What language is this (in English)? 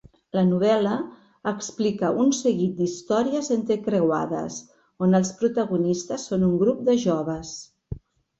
Catalan